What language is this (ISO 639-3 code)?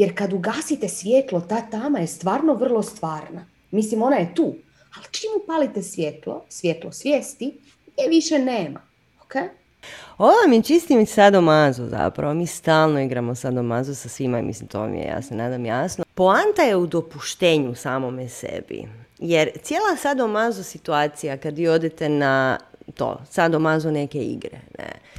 hrv